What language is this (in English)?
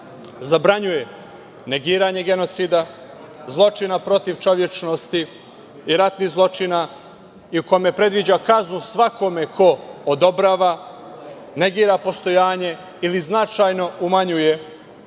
Serbian